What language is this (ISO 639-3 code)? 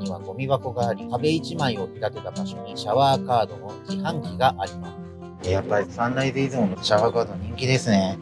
jpn